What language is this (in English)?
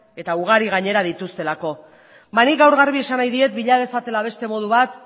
Basque